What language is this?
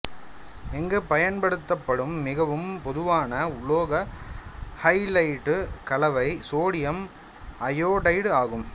Tamil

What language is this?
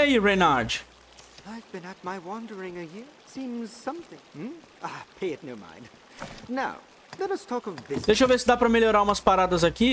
Portuguese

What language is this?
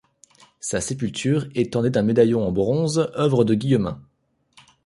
French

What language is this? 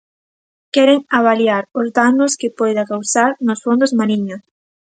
Galician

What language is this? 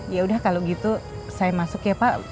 Indonesian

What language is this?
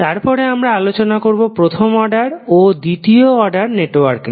Bangla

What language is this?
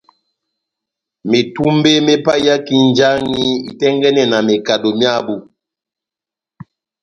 Batanga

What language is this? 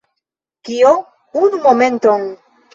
Esperanto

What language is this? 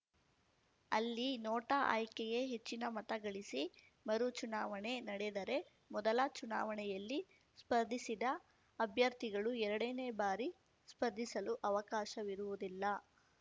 Kannada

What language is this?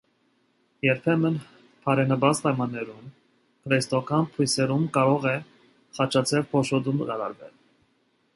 Armenian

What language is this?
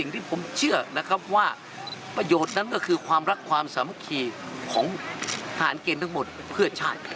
Thai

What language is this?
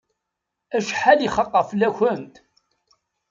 Kabyle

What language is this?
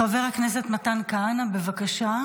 Hebrew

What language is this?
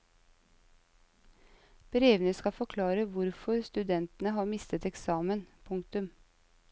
Norwegian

